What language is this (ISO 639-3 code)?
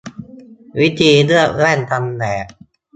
tha